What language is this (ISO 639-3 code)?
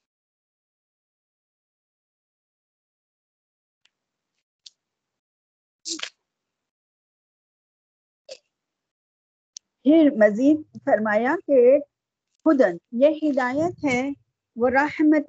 urd